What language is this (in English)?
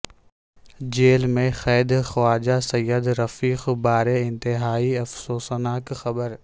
Urdu